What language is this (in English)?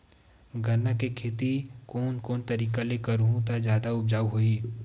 Chhattisgarhi